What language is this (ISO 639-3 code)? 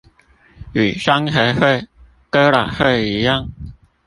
zho